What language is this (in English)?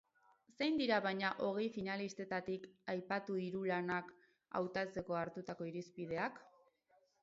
Basque